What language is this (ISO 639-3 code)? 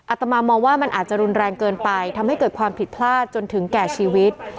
tha